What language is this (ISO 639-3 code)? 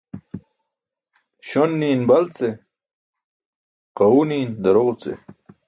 bsk